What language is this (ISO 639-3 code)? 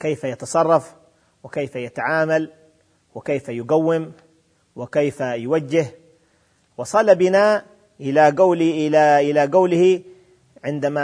ara